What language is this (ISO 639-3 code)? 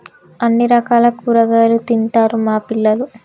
tel